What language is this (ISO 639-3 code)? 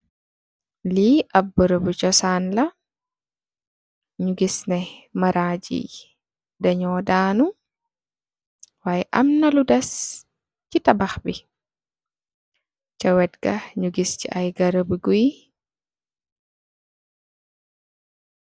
wol